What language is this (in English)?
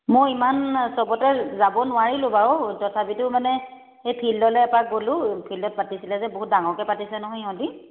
Assamese